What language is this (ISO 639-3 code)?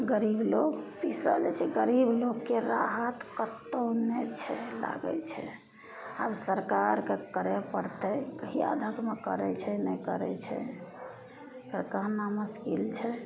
mai